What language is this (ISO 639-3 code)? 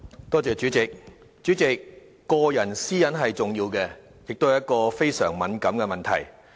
yue